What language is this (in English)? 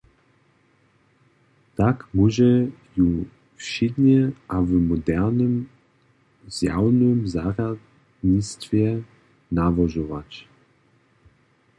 Upper Sorbian